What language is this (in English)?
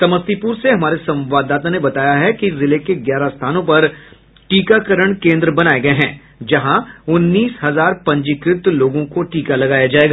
Hindi